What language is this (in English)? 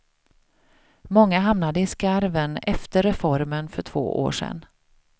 Swedish